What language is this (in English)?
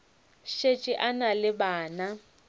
Northern Sotho